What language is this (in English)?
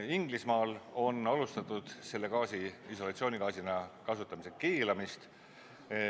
Estonian